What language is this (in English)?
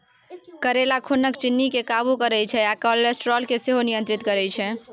Maithili